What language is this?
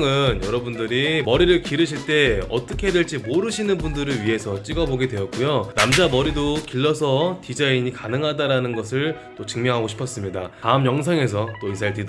Korean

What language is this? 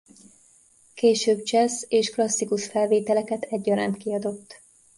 Hungarian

